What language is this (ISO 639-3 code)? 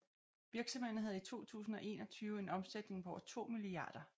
dan